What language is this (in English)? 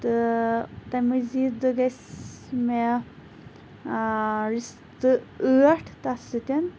Kashmiri